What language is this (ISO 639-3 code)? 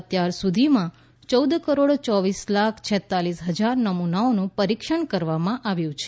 guj